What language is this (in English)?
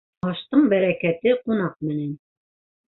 Bashkir